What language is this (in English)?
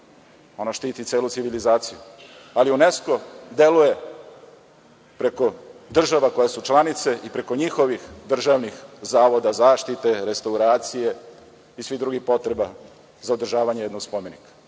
Serbian